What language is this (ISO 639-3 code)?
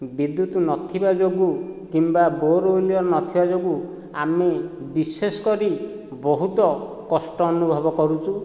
ori